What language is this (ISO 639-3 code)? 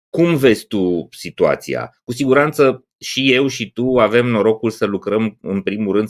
ron